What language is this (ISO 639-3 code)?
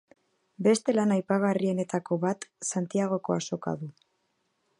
eus